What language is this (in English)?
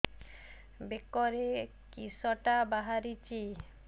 Odia